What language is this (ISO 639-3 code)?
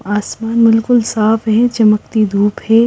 hin